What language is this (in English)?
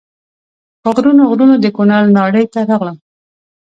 Pashto